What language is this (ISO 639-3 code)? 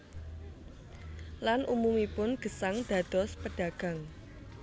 jav